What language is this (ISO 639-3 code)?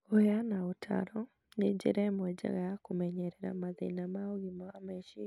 kik